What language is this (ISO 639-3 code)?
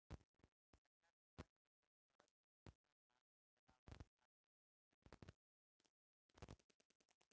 bho